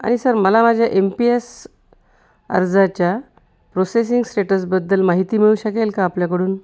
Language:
Marathi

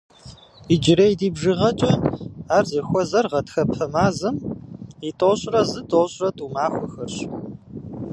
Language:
Kabardian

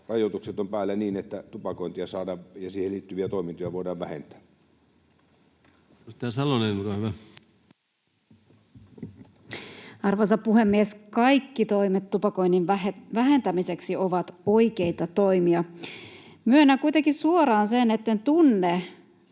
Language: Finnish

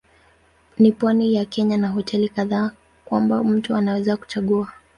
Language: Swahili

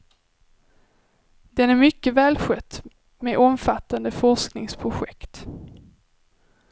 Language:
Swedish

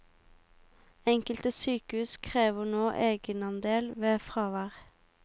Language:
Norwegian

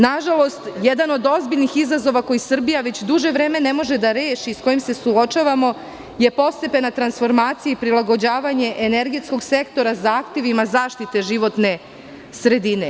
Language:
Serbian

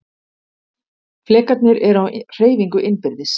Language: Icelandic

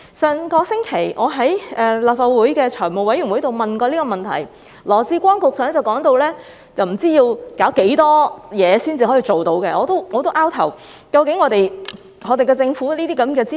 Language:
Cantonese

